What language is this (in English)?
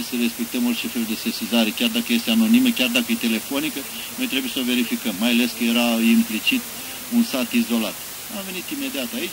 Romanian